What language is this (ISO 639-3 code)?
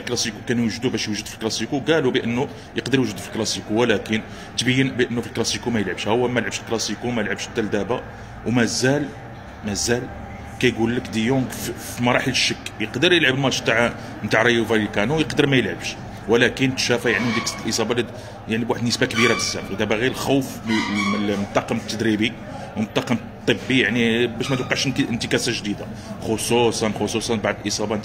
ara